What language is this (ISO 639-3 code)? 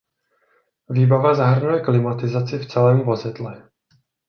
ces